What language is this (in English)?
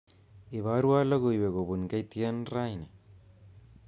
Kalenjin